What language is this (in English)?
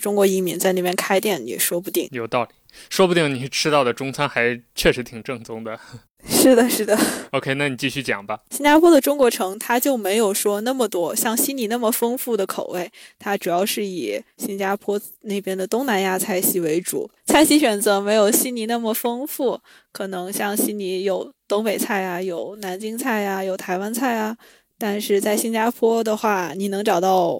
Chinese